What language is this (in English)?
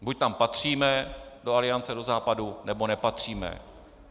Czech